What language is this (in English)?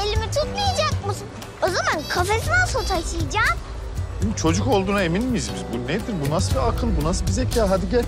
Turkish